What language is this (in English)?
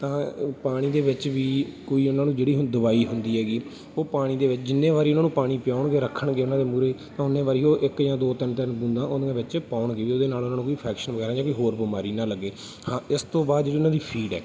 Punjabi